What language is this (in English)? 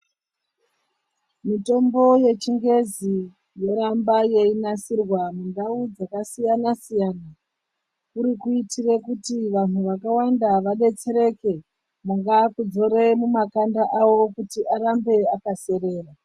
Ndau